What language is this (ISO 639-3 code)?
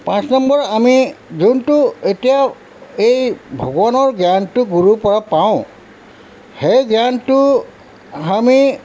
asm